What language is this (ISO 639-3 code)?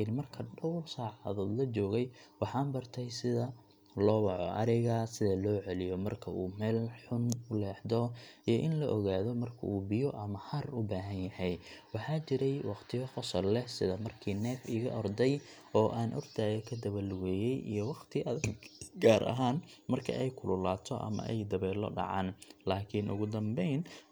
som